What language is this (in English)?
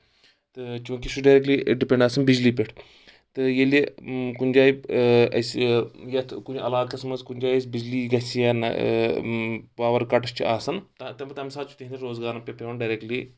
Kashmiri